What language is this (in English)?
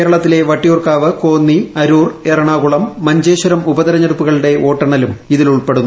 Malayalam